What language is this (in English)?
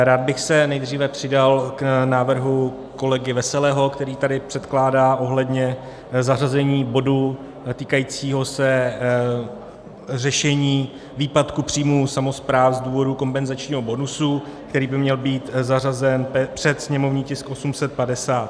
Czech